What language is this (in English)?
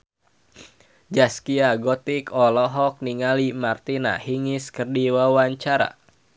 Sundanese